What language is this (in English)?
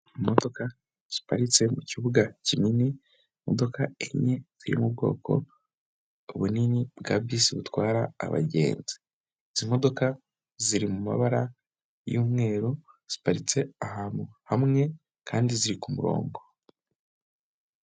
Kinyarwanda